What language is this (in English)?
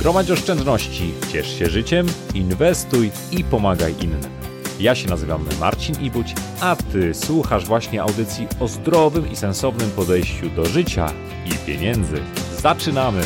Polish